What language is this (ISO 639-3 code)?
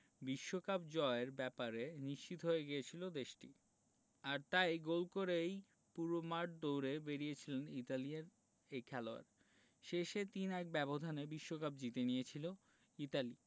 ben